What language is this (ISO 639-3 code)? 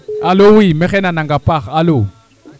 srr